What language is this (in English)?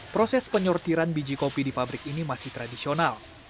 Indonesian